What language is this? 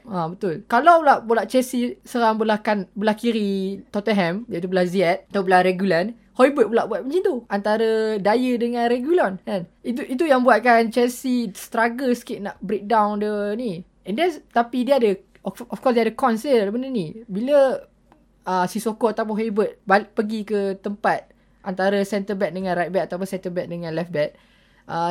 Malay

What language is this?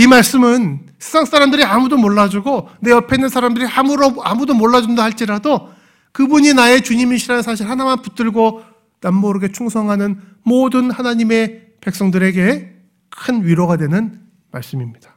Korean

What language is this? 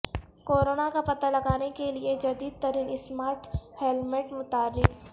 Urdu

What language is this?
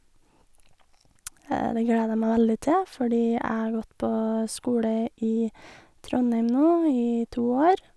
Norwegian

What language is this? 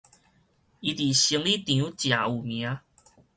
Min Nan Chinese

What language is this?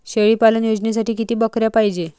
Marathi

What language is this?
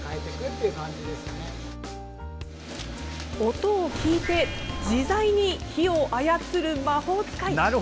Japanese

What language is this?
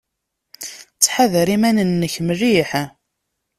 Kabyle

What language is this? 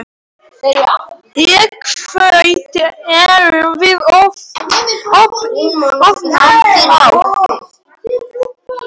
Icelandic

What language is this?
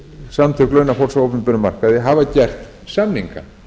Icelandic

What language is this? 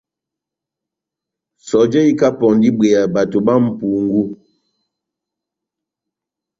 Batanga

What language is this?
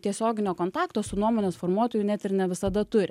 Lithuanian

